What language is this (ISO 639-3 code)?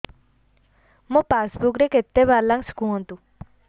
ori